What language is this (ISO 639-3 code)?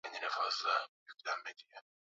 swa